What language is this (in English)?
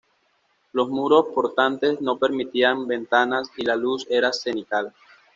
Spanish